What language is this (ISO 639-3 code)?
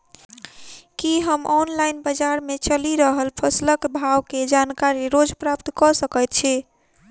mai